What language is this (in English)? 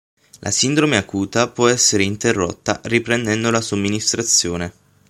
Italian